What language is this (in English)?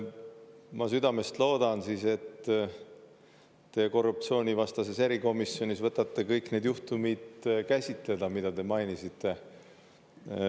Estonian